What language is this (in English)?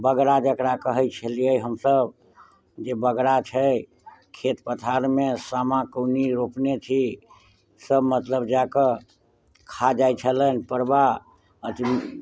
Maithili